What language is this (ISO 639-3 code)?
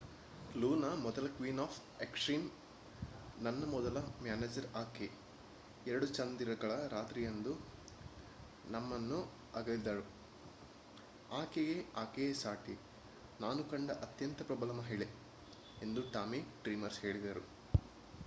kan